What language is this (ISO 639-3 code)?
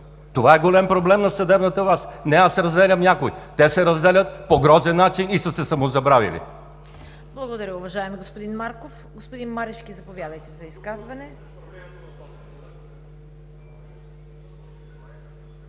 bul